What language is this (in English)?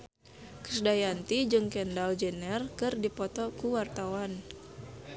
Sundanese